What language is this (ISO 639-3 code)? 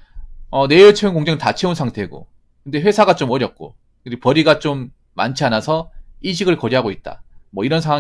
kor